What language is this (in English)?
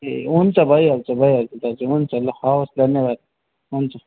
Nepali